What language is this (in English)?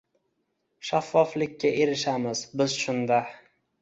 Uzbek